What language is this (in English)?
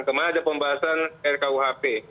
Indonesian